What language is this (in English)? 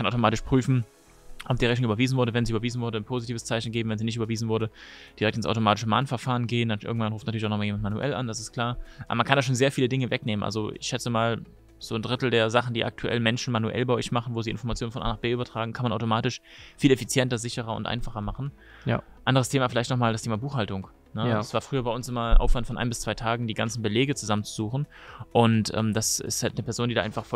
German